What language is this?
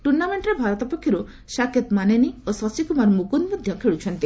Odia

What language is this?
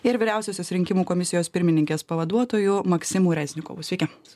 Lithuanian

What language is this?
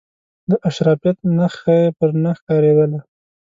Pashto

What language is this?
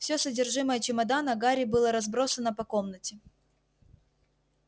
Russian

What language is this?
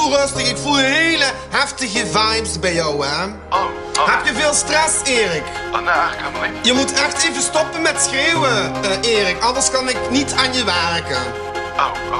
Dutch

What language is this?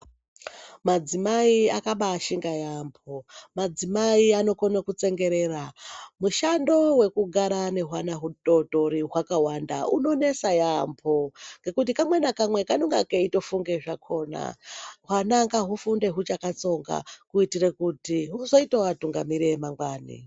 Ndau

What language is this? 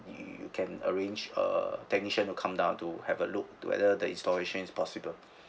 English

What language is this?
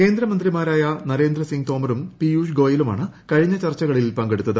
Malayalam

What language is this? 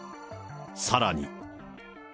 Japanese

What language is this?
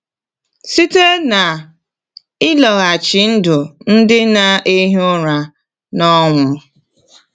Igbo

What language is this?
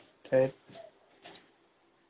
Tamil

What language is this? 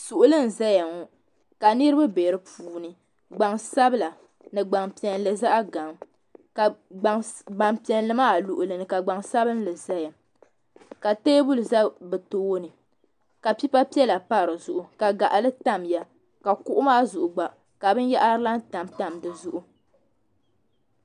Dagbani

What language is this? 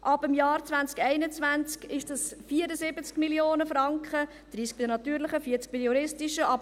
Swiss German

